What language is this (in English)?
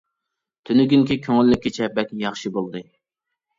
Uyghur